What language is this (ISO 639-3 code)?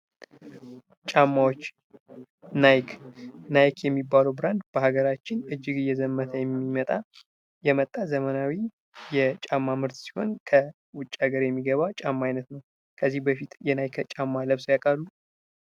amh